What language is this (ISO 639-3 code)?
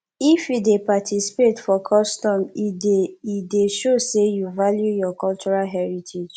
pcm